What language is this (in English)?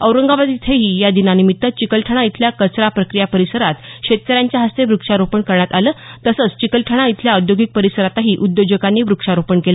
Marathi